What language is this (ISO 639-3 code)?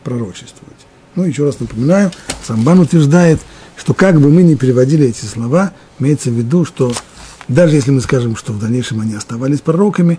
rus